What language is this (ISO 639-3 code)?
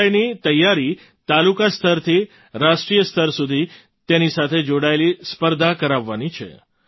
guj